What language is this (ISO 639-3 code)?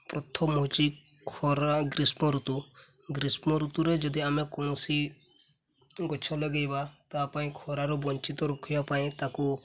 ori